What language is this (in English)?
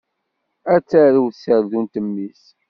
Kabyle